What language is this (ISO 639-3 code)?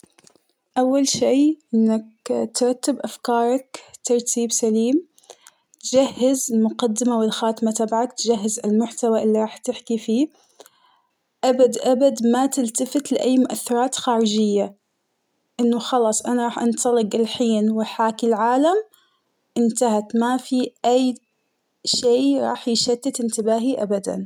acw